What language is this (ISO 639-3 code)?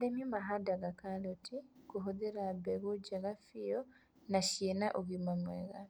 kik